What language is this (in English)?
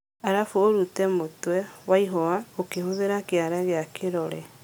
Kikuyu